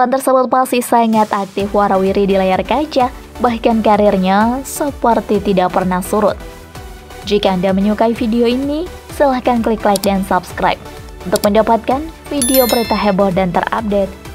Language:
Indonesian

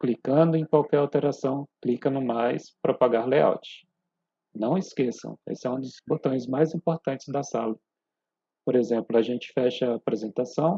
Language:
Portuguese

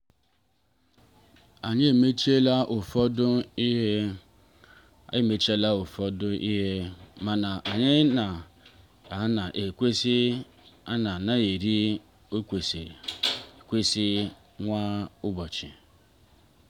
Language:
Igbo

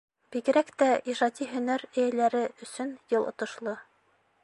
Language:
Bashkir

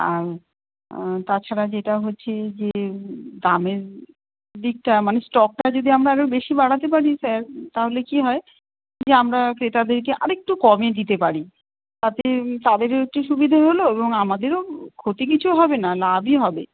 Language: Bangla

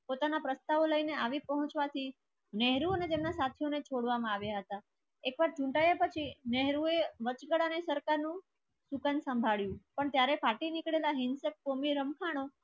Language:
Gujarati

